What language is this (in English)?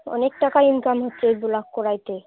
Bangla